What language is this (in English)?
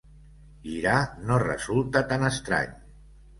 Catalan